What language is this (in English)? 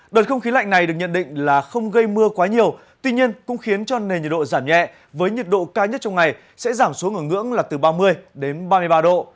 Vietnamese